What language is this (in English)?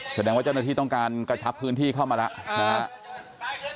Thai